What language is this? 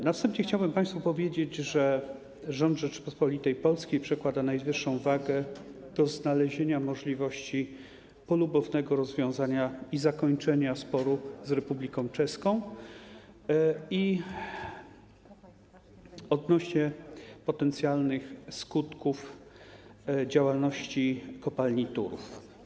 Polish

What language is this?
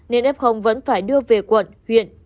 Vietnamese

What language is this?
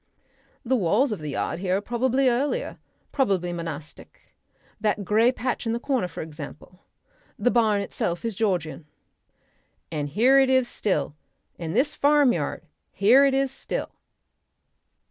English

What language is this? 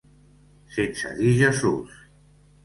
Catalan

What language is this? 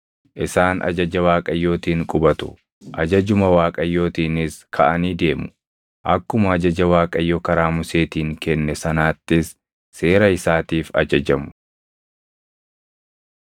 Oromo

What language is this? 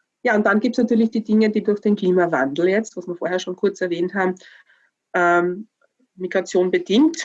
German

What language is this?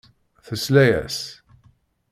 Kabyle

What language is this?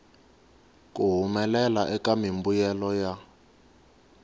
Tsonga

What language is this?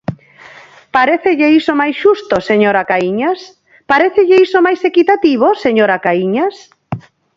Galician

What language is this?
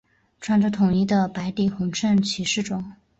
Chinese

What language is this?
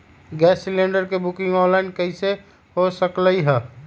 Magahi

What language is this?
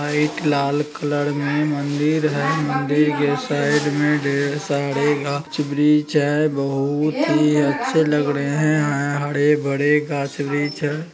Magahi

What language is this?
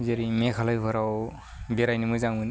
Bodo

